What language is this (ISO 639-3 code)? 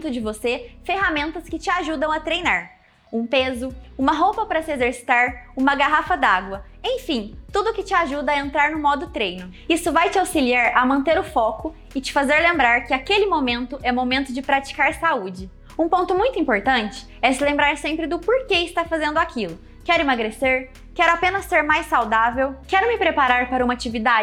por